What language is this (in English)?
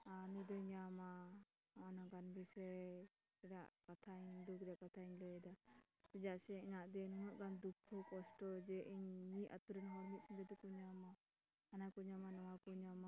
Santali